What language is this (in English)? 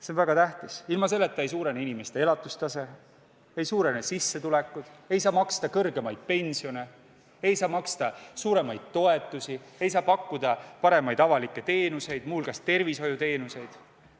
Estonian